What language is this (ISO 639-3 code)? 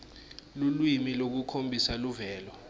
ssw